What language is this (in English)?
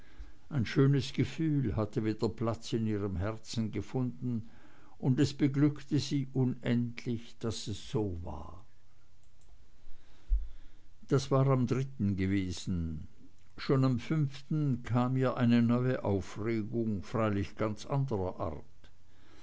German